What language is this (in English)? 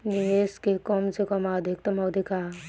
Bhojpuri